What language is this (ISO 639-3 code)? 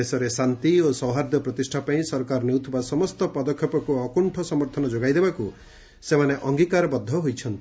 ori